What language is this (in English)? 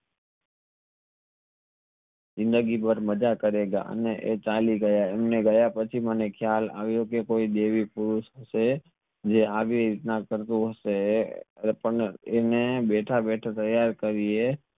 Gujarati